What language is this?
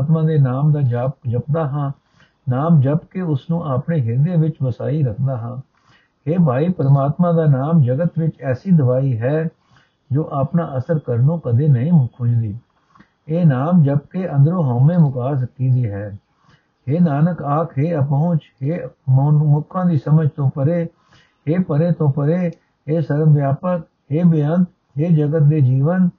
Punjabi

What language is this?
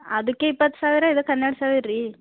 Kannada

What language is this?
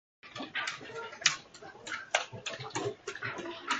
Japanese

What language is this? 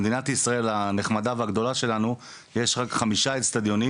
Hebrew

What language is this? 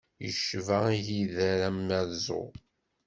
Kabyle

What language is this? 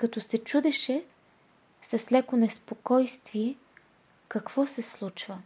Bulgarian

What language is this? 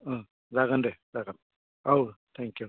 Bodo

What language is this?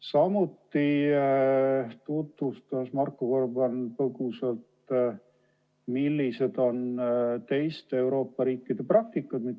Estonian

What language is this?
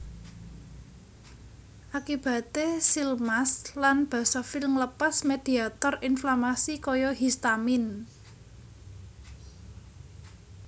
Javanese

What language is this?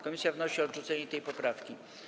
Polish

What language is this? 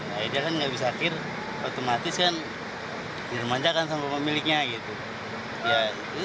Indonesian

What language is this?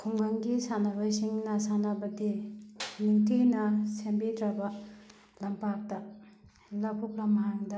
Manipuri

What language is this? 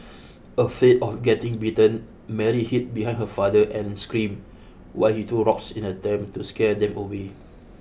English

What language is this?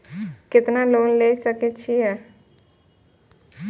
Maithili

